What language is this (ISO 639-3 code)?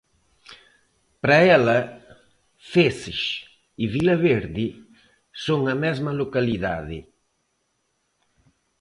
glg